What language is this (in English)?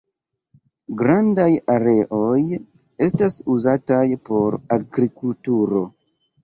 Esperanto